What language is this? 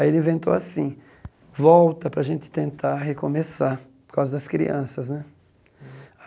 Portuguese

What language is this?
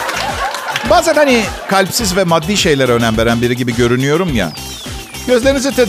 Turkish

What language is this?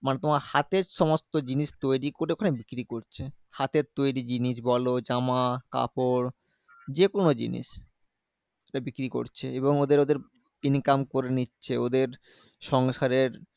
Bangla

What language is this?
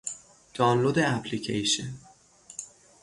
Persian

